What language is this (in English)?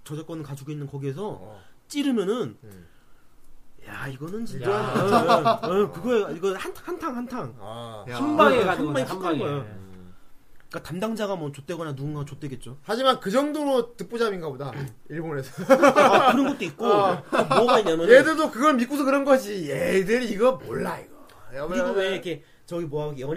Korean